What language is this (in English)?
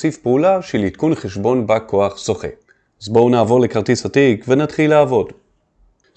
Hebrew